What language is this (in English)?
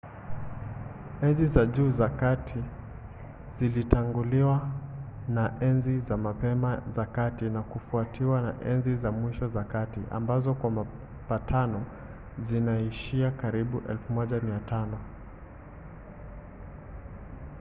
Swahili